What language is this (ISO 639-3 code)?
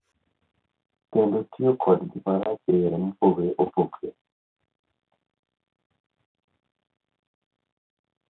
luo